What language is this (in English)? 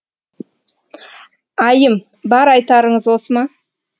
Kazakh